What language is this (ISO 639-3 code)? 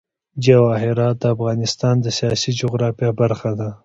pus